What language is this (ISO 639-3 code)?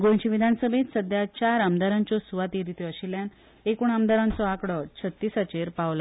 kok